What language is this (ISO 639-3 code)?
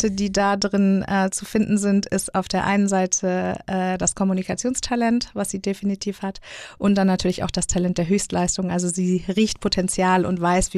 deu